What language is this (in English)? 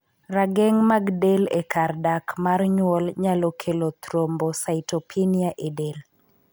Luo (Kenya and Tanzania)